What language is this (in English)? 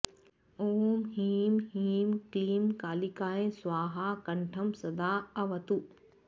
Sanskrit